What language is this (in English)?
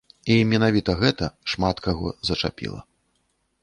Belarusian